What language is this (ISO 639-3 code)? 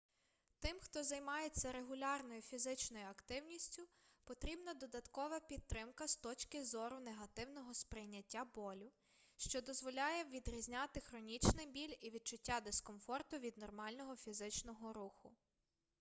ukr